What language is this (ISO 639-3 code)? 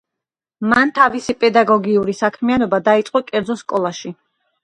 kat